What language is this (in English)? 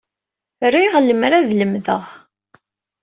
Kabyle